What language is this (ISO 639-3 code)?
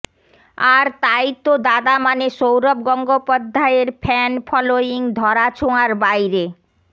ben